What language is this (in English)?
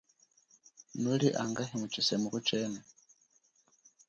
Chokwe